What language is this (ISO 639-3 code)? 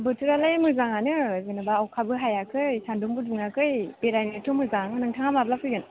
brx